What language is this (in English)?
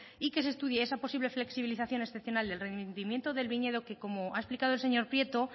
Spanish